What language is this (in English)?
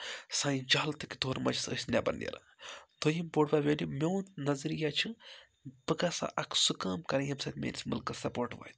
Kashmiri